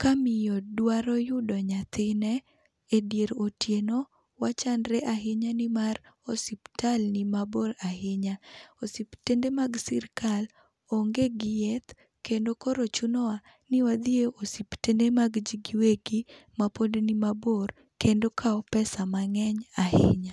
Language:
Luo (Kenya and Tanzania)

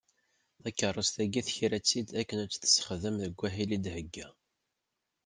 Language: Kabyle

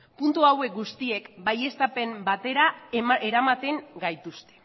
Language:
Basque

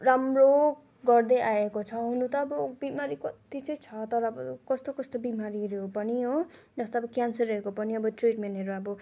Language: Nepali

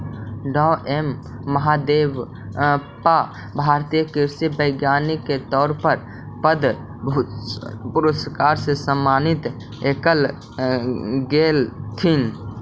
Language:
Magahi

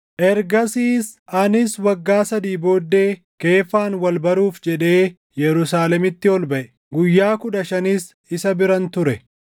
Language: Oromo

